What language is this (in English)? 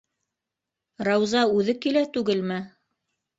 Bashkir